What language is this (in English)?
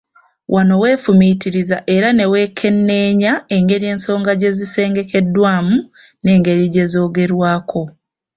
Ganda